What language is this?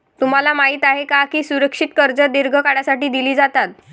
Marathi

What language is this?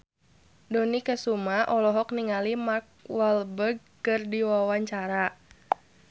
Sundanese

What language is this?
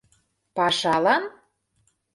Mari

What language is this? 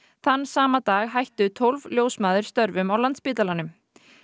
Icelandic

